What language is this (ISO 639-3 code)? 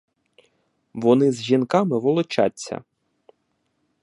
ukr